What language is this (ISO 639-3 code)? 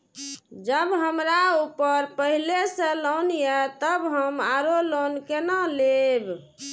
mai